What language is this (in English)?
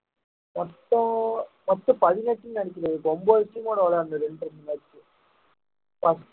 Tamil